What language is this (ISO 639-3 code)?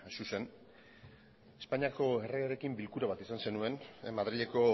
eus